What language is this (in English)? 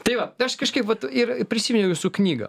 Lithuanian